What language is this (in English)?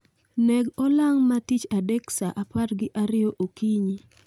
Luo (Kenya and Tanzania)